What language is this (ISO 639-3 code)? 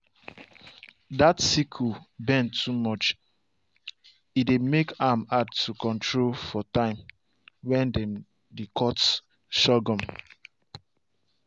pcm